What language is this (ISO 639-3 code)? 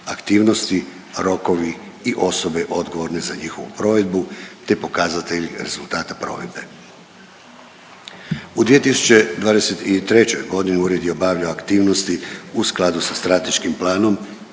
hrv